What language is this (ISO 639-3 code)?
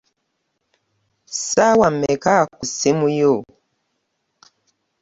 lug